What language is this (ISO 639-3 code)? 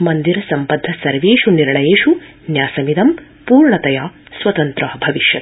san